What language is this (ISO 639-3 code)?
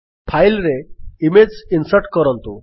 ori